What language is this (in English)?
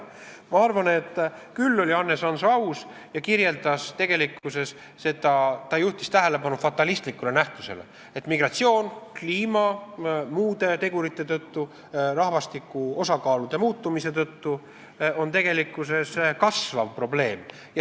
Estonian